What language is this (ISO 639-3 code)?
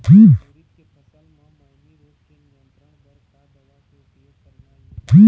hne